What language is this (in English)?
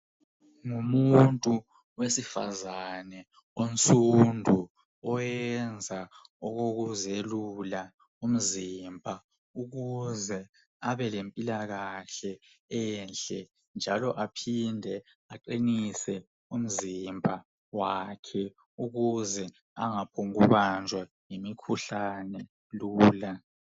North Ndebele